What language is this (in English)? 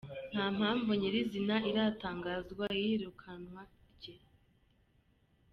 Kinyarwanda